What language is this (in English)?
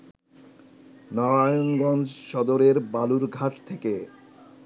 Bangla